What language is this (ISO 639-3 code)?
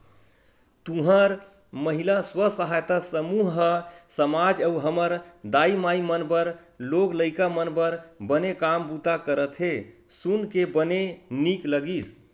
hne